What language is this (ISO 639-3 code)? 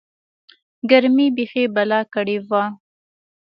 pus